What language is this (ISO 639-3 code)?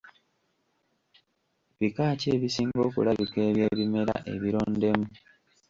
lug